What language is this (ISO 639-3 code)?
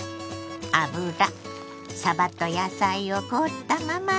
jpn